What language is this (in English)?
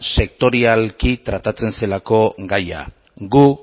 Basque